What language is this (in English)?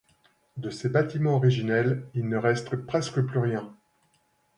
French